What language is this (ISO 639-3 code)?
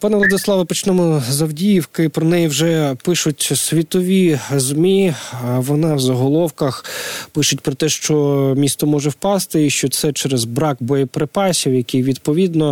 ukr